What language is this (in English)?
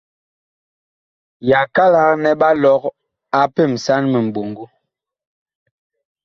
Bakoko